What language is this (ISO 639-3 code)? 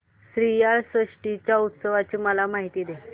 mar